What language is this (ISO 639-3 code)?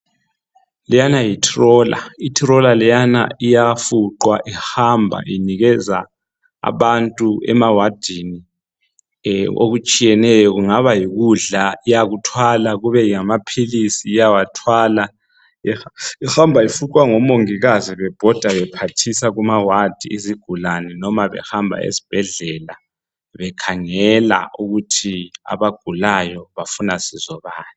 nde